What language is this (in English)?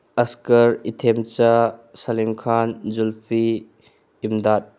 Manipuri